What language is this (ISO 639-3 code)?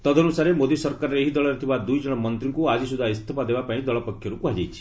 ori